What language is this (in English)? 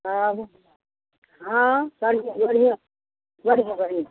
Maithili